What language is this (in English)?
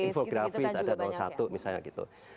Indonesian